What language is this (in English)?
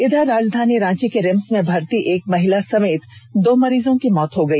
Hindi